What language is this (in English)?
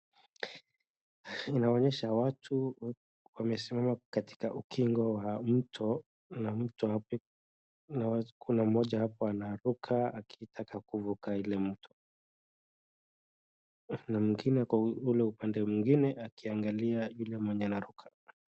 Swahili